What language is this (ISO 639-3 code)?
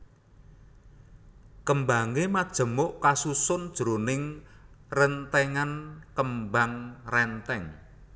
jav